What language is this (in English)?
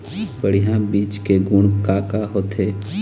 Chhattisgarhi